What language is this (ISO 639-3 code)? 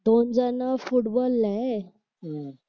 mar